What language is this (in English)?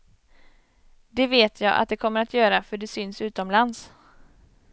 Swedish